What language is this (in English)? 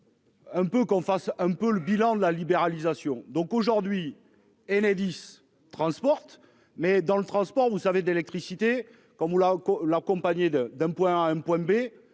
French